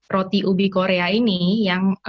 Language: Indonesian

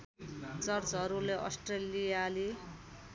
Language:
Nepali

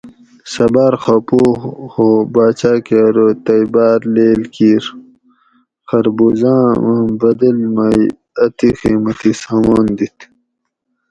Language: Gawri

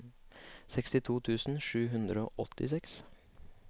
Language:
Norwegian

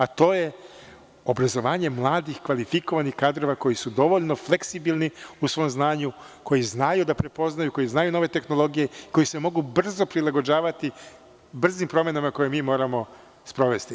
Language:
Serbian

